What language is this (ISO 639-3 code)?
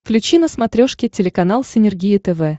rus